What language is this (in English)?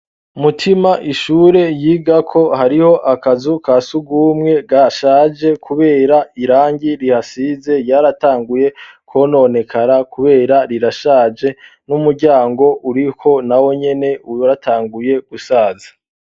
Rundi